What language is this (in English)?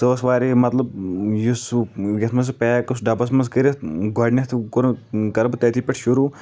Kashmiri